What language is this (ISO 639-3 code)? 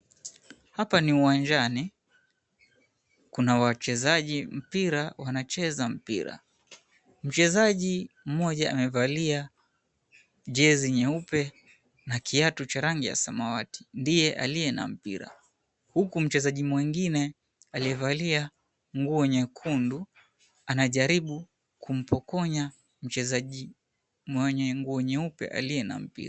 swa